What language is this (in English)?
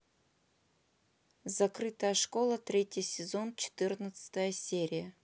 Russian